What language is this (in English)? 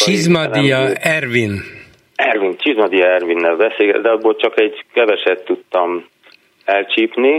Hungarian